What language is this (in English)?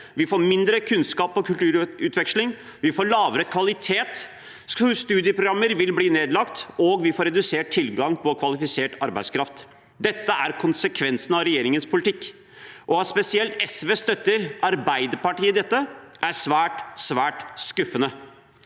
Norwegian